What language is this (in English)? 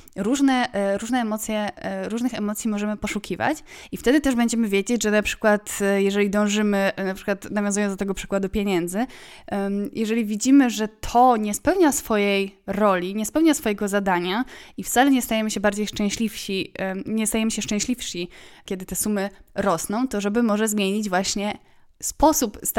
Polish